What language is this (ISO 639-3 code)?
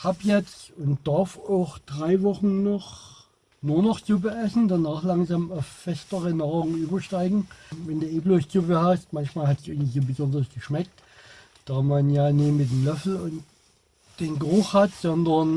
deu